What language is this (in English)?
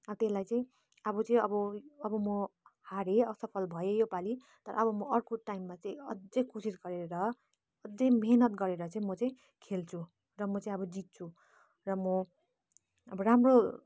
Nepali